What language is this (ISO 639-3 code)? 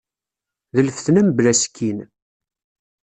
kab